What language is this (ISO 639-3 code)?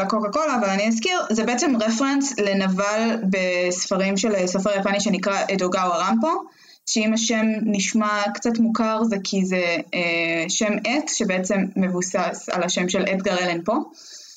heb